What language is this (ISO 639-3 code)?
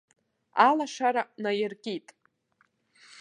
abk